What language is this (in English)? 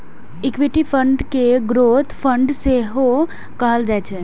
Maithili